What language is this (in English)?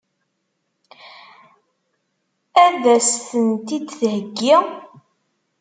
Kabyle